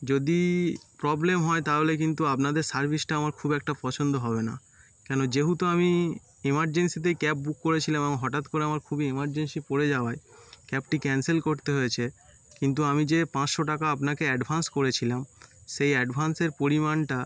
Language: Bangla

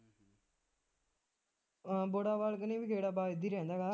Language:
Punjabi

